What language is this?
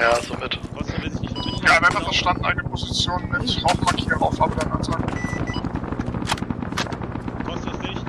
German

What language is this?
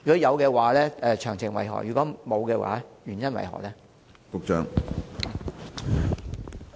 Cantonese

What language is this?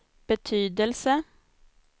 Swedish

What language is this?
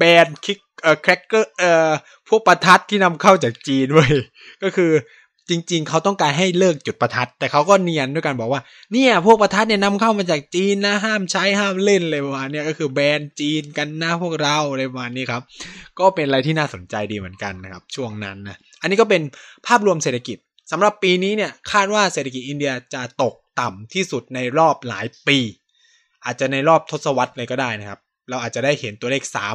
Thai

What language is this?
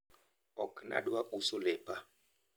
Luo (Kenya and Tanzania)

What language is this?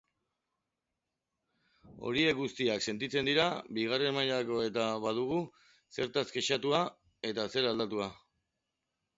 Basque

